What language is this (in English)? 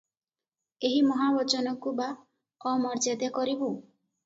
Odia